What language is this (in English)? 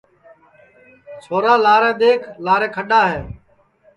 Sansi